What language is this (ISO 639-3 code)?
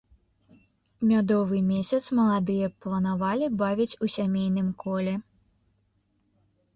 bel